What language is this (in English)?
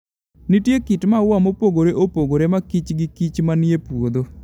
Luo (Kenya and Tanzania)